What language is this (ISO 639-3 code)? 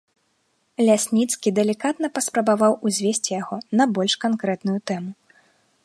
bel